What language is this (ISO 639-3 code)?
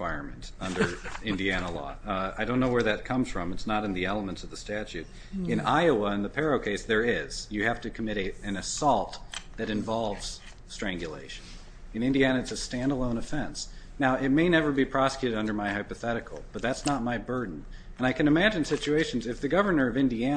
eng